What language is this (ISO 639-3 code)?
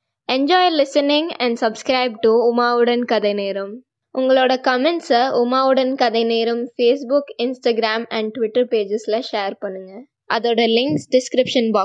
tam